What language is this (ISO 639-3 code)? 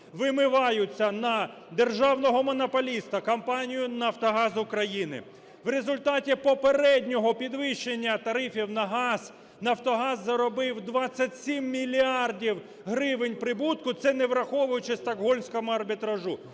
ukr